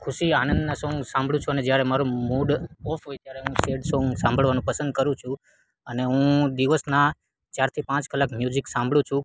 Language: Gujarati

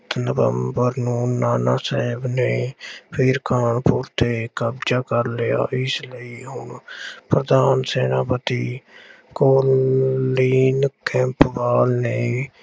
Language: Punjabi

